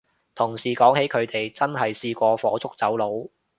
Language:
Cantonese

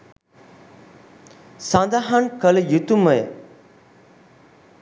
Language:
Sinhala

